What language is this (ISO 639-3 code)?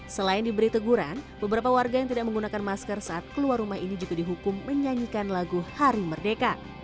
ind